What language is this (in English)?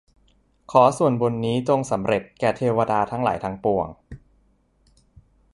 Thai